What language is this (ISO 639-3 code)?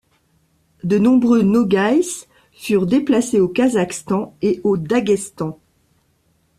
fra